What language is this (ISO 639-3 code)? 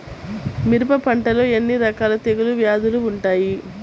tel